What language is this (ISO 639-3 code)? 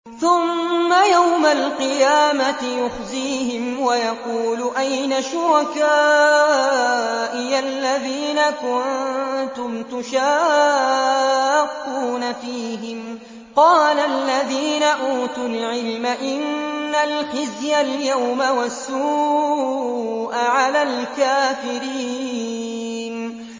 ara